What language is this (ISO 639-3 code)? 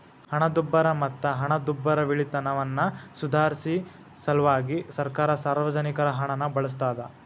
kan